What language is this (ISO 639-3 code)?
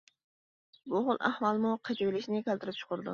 uig